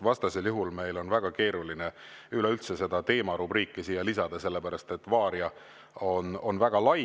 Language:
Estonian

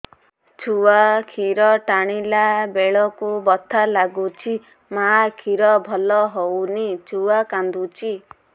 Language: Odia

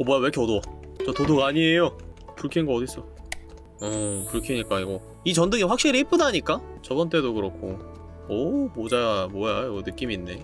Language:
Korean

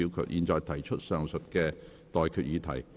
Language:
Cantonese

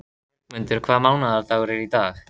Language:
Icelandic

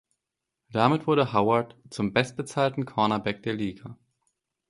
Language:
German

